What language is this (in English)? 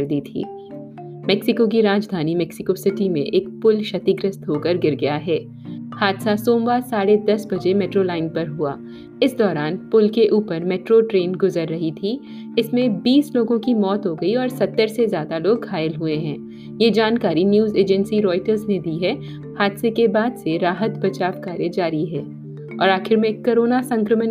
Hindi